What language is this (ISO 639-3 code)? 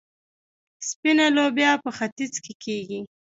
pus